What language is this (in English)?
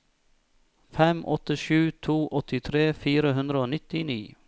Norwegian